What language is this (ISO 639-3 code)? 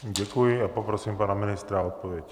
ces